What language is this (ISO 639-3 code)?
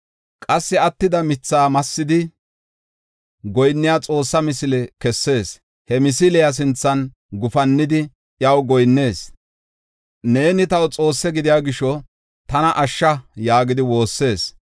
gof